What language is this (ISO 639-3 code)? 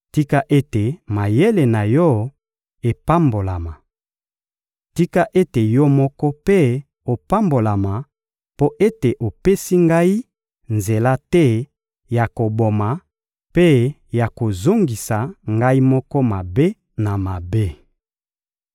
lin